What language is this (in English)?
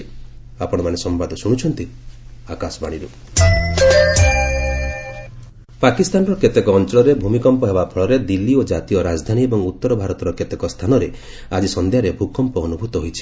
Odia